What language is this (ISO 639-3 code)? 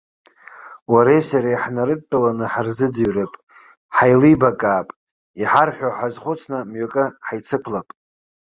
abk